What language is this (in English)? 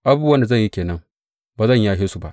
Hausa